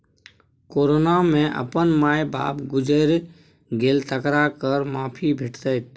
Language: Maithili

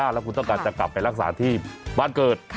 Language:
Thai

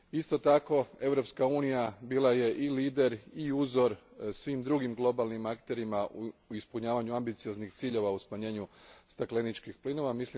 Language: Croatian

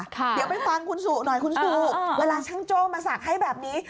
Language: Thai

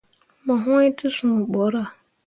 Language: Mundang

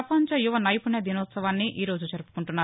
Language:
Telugu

